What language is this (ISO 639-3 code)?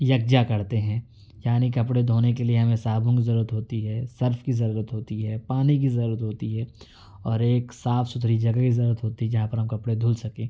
urd